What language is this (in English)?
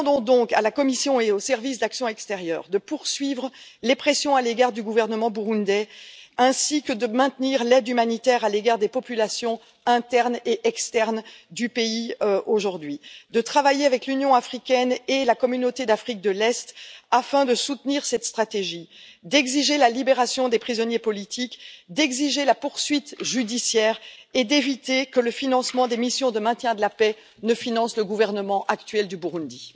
French